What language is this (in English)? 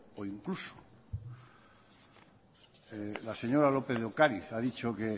Spanish